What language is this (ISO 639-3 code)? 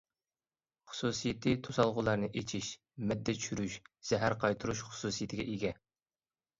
uig